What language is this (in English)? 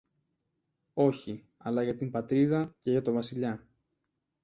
Greek